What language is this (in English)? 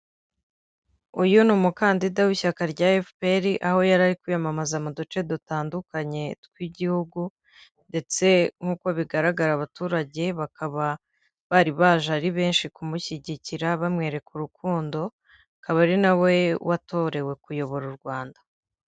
Kinyarwanda